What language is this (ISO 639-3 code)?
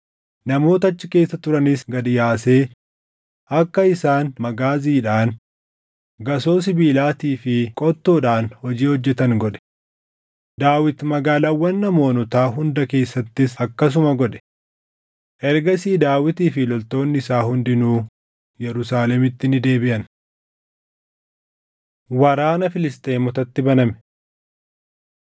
orm